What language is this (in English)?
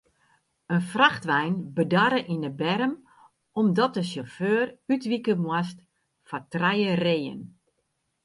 Western Frisian